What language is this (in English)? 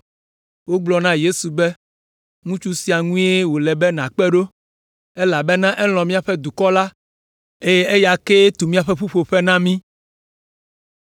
Ewe